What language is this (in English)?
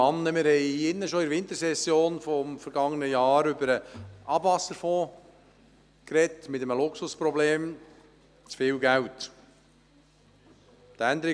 Swiss German